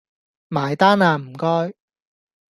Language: Cantonese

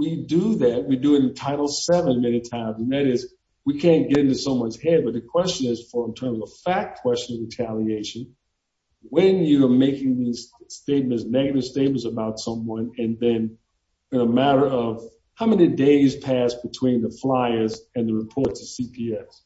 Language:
English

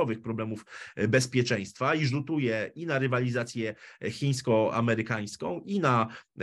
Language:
Polish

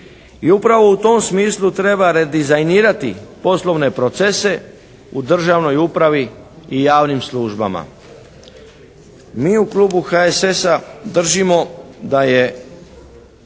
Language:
Croatian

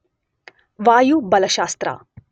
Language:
Kannada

